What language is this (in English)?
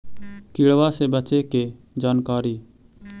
Magahi